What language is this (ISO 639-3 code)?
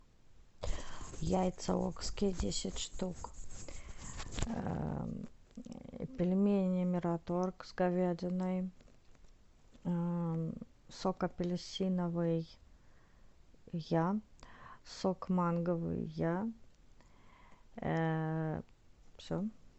rus